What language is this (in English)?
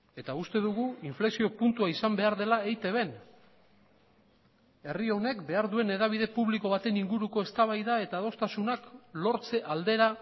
Basque